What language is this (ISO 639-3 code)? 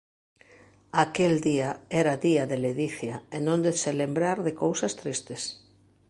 glg